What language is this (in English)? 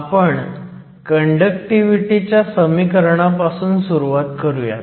Marathi